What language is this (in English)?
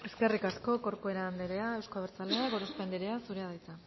Basque